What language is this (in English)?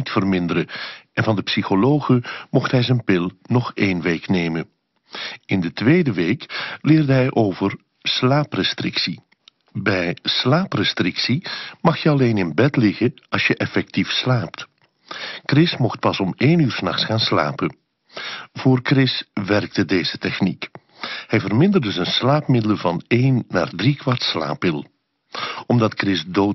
Dutch